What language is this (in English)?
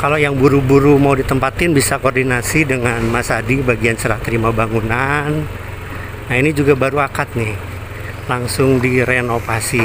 Indonesian